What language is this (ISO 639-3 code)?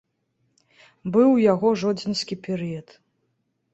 bel